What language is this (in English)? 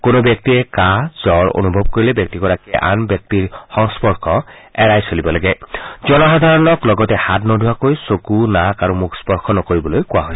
Assamese